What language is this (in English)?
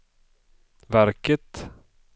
Swedish